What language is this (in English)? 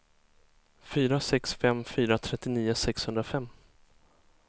Swedish